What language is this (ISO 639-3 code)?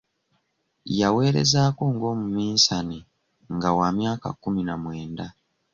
lug